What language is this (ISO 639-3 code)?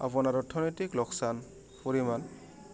asm